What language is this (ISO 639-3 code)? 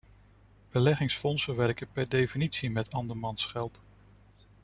nld